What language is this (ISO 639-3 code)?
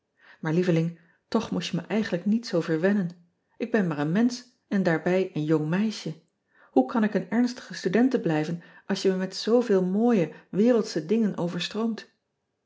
nld